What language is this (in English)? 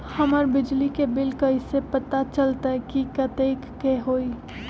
Magahi